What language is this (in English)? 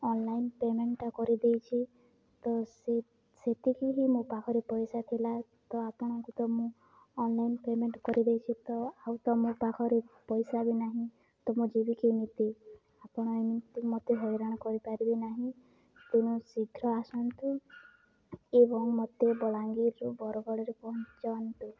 Odia